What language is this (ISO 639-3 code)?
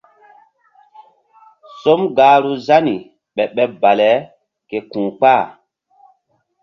mdd